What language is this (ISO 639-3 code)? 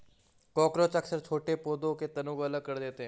hin